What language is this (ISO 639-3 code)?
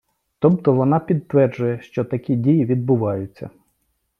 ukr